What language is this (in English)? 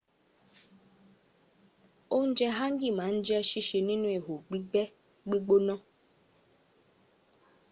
Yoruba